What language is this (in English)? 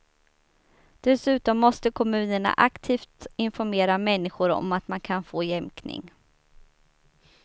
Swedish